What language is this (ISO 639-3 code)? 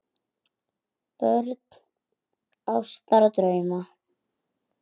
isl